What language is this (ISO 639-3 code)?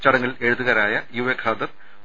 mal